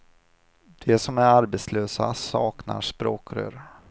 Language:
Swedish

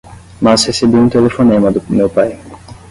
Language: Portuguese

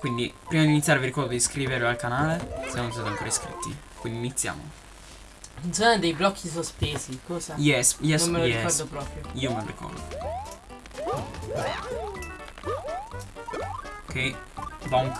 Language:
Italian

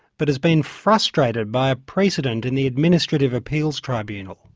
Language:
English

